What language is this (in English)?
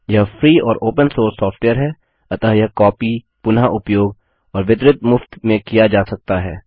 Hindi